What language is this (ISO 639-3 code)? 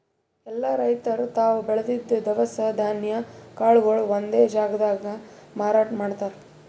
kan